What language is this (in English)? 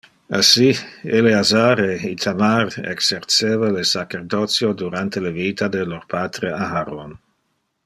Interlingua